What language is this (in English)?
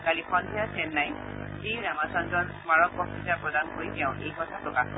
Assamese